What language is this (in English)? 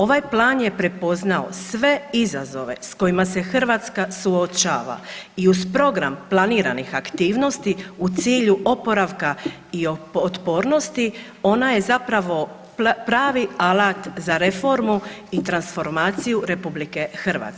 Croatian